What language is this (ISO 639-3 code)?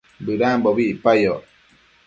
mcf